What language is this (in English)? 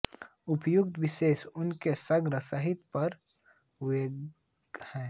Hindi